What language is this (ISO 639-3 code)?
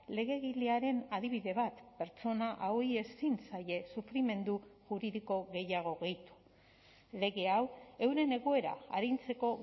eus